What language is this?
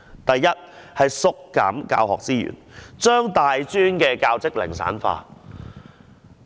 Cantonese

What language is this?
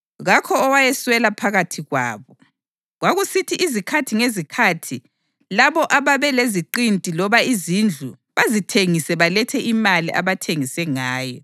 North Ndebele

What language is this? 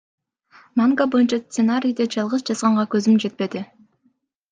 Kyrgyz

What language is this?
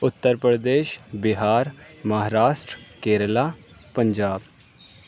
Urdu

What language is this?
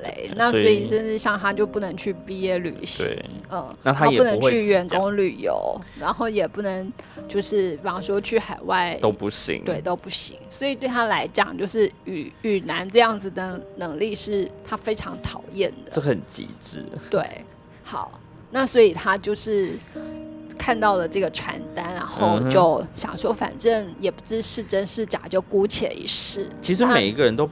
Chinese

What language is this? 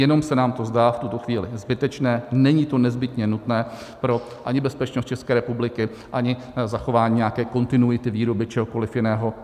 Czech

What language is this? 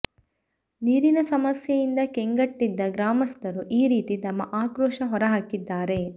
Kannada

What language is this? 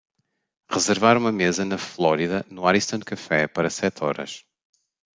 Portuguese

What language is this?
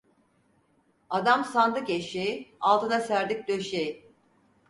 Turkish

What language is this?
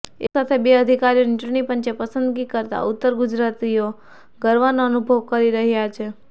Gujarati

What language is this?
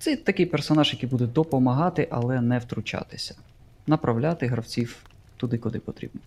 Ukrainian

